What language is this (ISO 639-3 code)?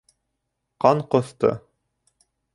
bak